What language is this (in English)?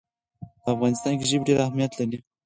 Pashto